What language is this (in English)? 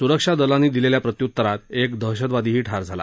Marathi